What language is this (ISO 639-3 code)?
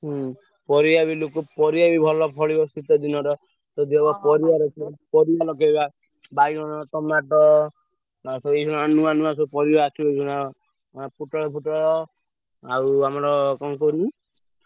ori